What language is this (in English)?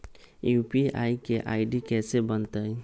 Magahi